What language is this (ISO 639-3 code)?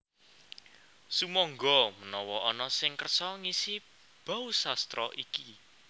jav